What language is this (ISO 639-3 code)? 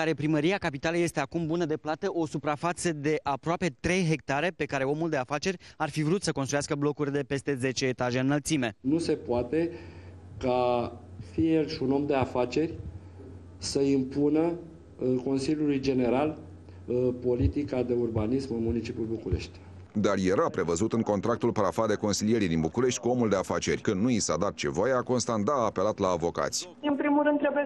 ron